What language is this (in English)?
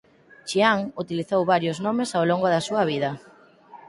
Galician